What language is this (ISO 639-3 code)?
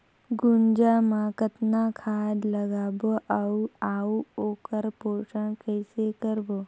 hne